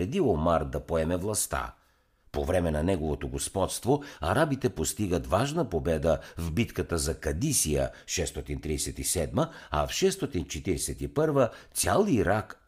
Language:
Bulgarian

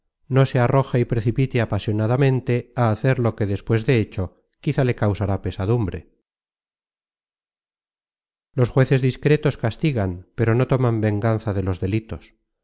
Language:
Spanish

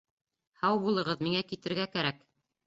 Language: Bashkir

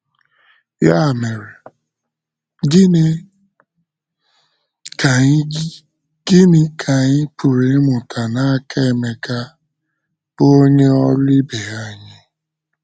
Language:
Igbo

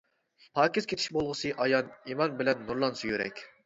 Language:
Uyghur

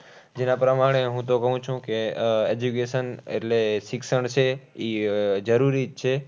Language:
Gujarati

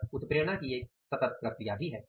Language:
Hindi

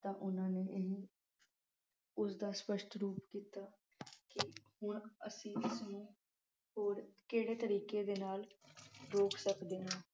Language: Punjabi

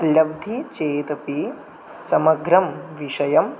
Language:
Sanskrit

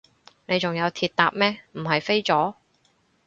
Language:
Cantonese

